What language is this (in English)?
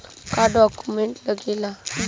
Bhojpuri